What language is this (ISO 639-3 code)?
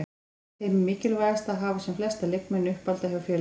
isl